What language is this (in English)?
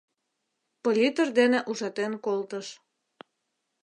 Mari